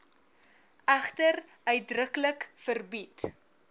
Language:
Afrikaans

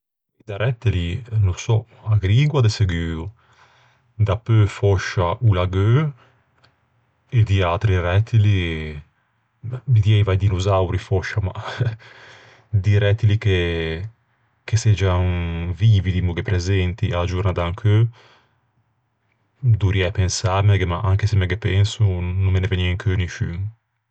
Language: Ligurian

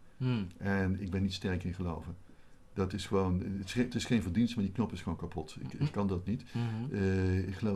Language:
Dutch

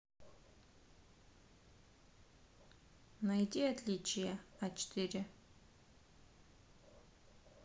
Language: Russian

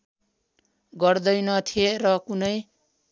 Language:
Nepali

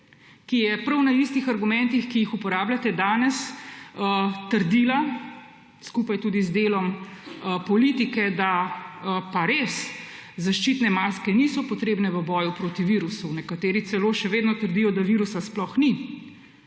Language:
Slovenian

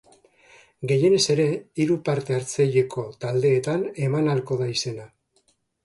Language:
Basque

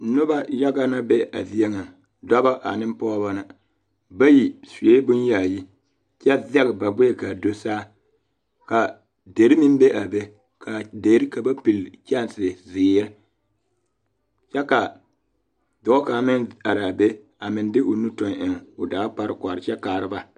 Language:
Southern Dagaare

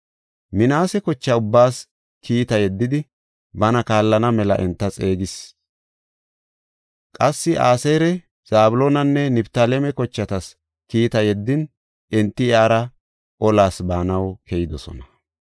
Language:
Gofa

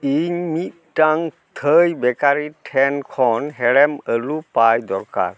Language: Santali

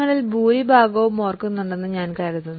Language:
Malayalam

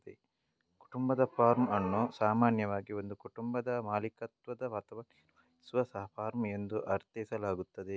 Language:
Kannada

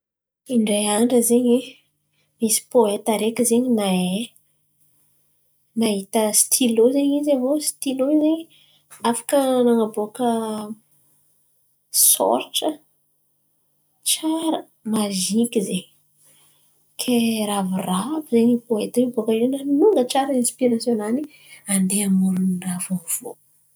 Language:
Antankarana Malagasy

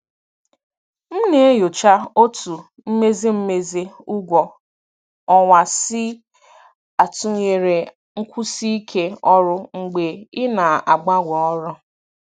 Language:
Igbo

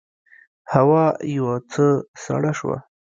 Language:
Pashto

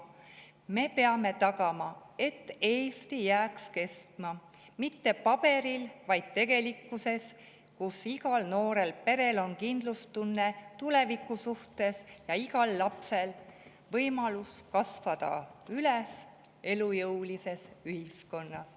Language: Estonian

